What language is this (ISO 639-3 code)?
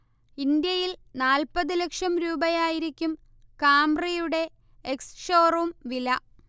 mal